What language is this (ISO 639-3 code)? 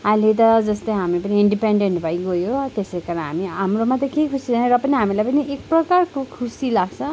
nep